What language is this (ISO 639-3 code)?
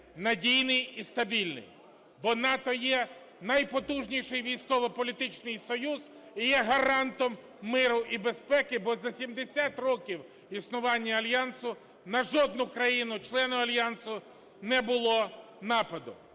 ukr